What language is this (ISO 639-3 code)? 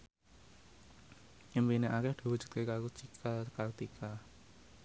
jav